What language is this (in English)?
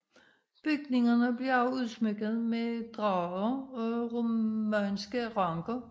Danish